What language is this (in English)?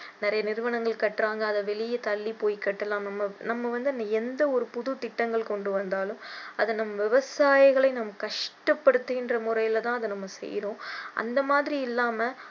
Tamil